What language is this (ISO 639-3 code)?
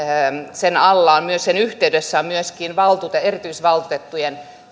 fin